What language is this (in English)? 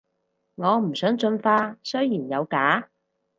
Cantonese